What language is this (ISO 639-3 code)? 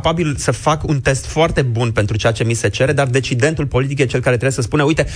ron